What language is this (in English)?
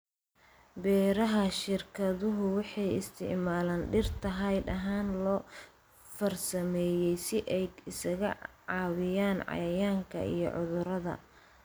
Somali